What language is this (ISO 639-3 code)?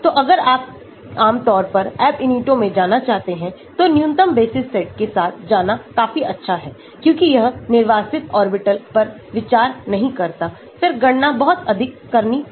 hin